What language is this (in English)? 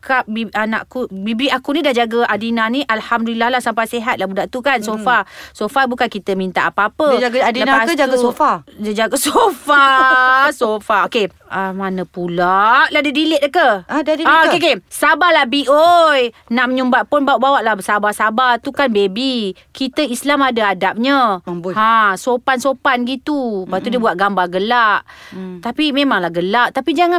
Malay